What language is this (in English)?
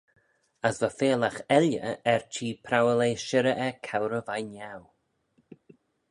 Manx